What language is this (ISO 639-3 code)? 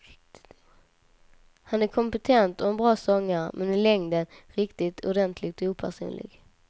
swe